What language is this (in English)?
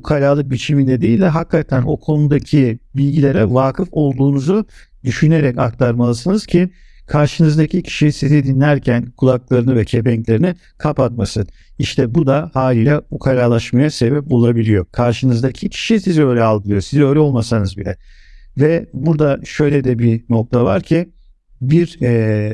Turkish